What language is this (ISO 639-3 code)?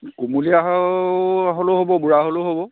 asm